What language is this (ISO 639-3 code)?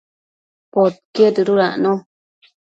mcf